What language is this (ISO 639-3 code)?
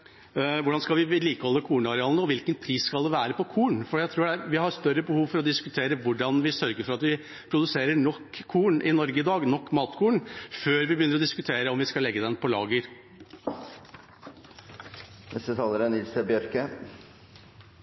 nor